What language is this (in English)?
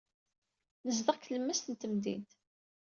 Kabyle